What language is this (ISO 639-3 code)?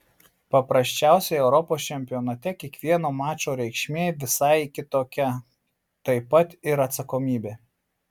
lit